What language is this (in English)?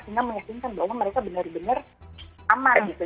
Indonesian